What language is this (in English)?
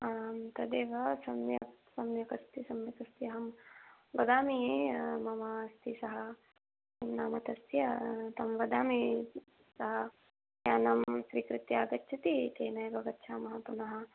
Sanskrit